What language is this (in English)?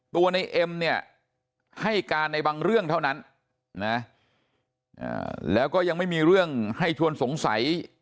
Thai